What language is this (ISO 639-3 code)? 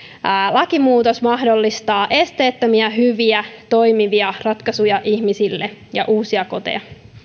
fin